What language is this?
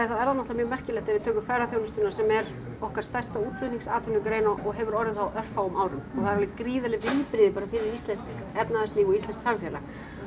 Icelandic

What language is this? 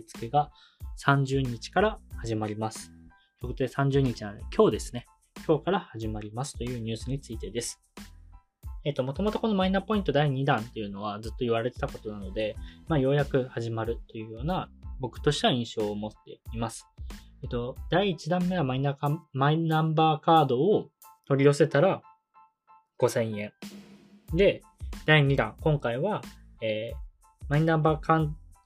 Japanese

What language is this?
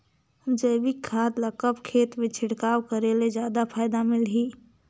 Chhattisgarhi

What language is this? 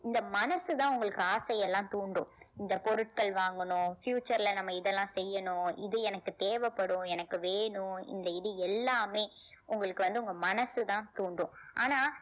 Tamil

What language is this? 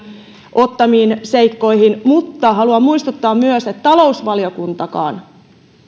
Finnish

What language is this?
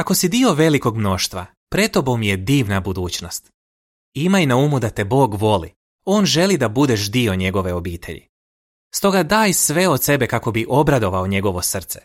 Croatian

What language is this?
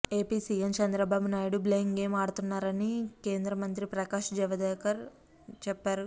Telugu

